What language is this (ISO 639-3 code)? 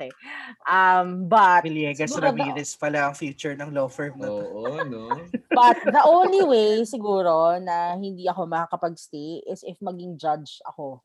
fil